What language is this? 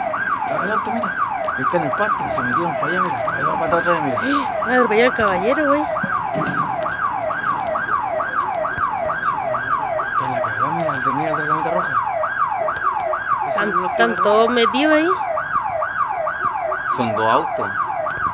Spanish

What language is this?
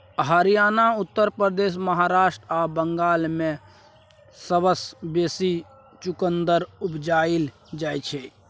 Maithili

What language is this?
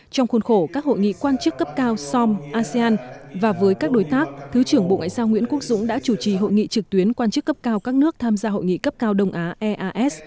Vietnamese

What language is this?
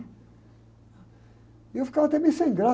Portuguese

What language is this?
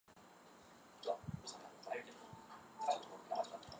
Chinese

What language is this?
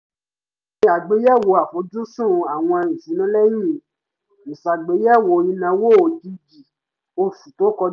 Yoruba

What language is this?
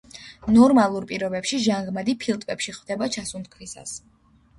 Georgian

